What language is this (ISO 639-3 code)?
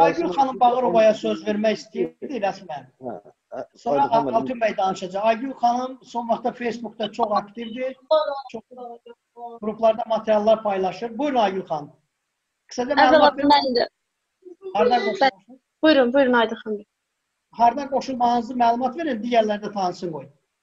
tur